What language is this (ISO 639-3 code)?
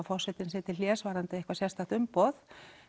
isl